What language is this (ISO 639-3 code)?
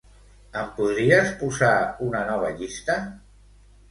cat